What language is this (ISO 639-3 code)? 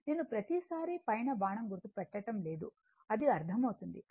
tel